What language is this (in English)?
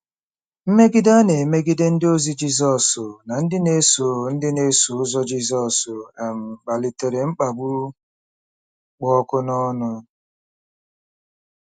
Igbo